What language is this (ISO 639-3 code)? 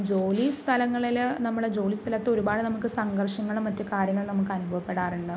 mal